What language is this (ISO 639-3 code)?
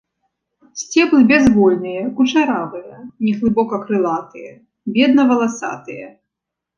bel